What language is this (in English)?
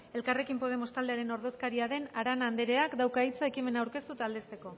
Basque